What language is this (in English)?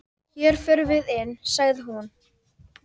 Icelandic